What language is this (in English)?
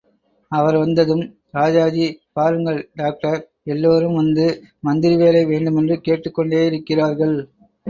Tamil